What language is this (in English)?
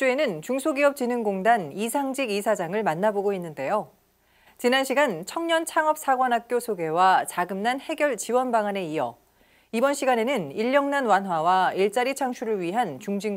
Korean